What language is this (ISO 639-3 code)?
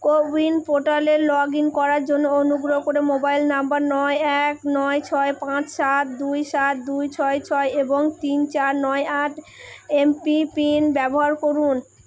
ben